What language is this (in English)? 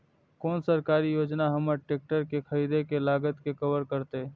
Maithili